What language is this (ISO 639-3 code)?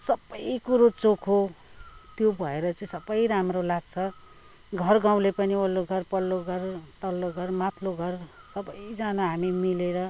nep